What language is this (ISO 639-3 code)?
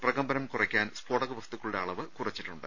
mal